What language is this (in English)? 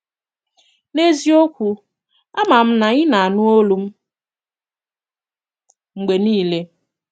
Igbo